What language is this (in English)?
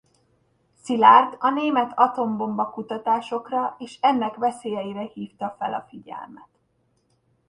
Hungarian